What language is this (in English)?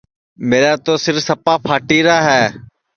Sansi